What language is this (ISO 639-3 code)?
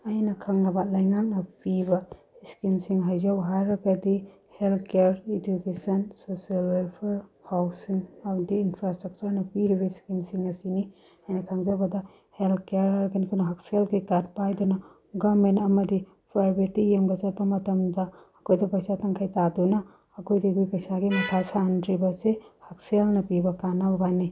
mni